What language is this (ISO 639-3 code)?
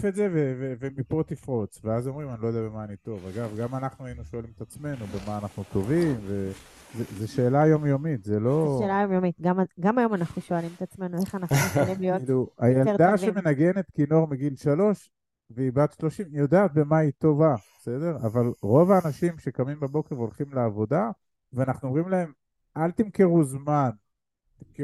heb